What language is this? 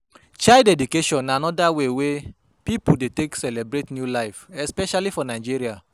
Nigerian Pidgin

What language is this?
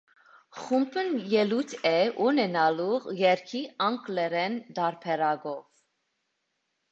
Armenian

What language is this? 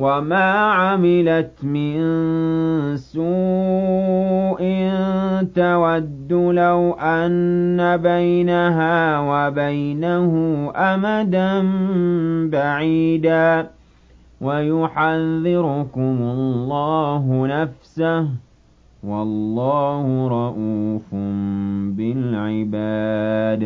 Arabic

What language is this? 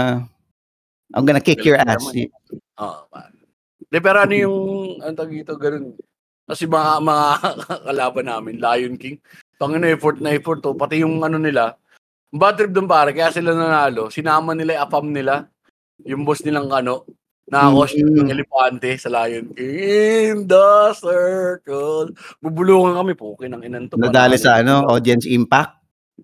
Filipino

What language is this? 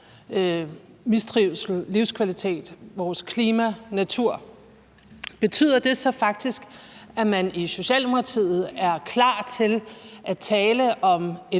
Danish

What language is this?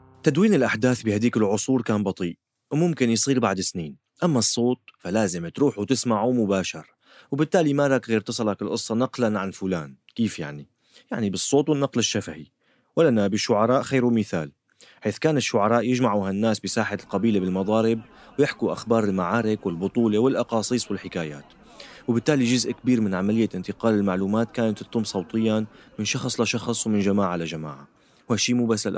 Arabic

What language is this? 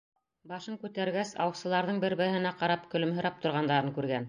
Bashkir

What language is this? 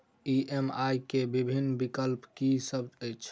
Maithili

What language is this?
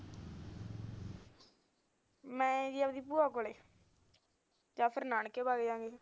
Punjabi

